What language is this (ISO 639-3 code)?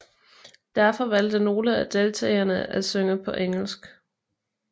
dan